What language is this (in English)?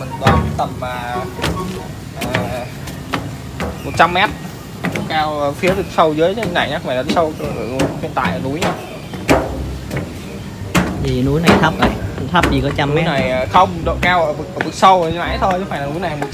Vietnamese